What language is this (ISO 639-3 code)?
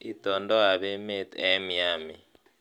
kln